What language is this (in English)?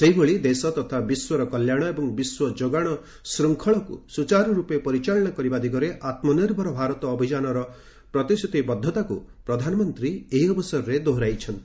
Odia